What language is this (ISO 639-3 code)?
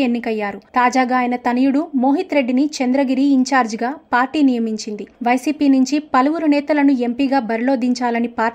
tel